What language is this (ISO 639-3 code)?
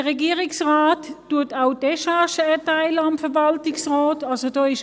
gsw